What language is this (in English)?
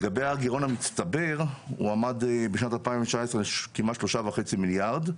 Hebrew